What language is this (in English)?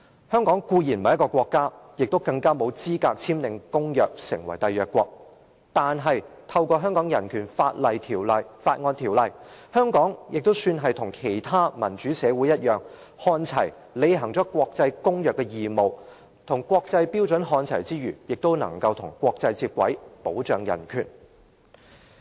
Cantonese